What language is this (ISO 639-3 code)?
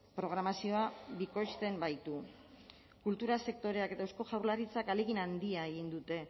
eus